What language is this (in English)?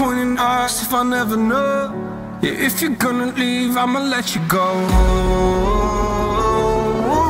English